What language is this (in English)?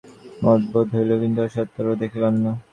Bangla